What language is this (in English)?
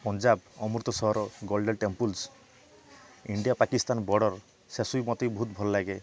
Odia